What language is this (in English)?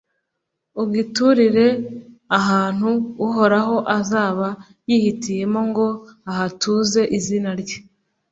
Kinyarwanda